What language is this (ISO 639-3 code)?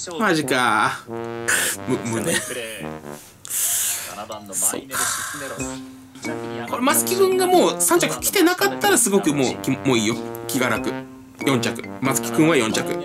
jpn